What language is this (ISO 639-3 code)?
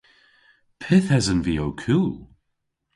cor